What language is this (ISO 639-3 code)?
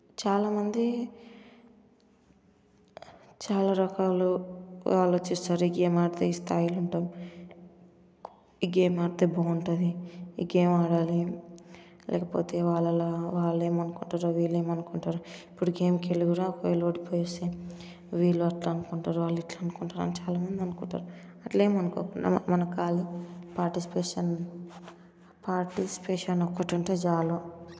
tel